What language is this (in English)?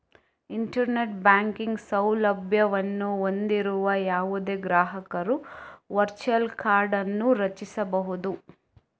Kannada